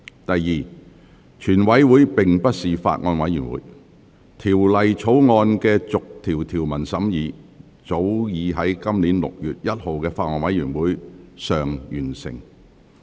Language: Cantonese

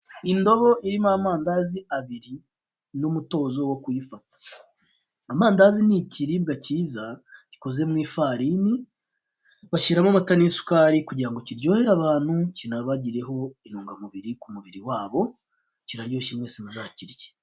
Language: Kinyarwanda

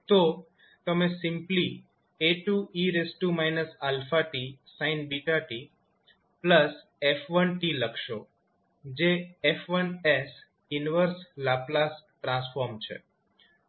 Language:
Gujarati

